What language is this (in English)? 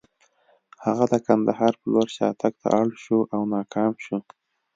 Pashto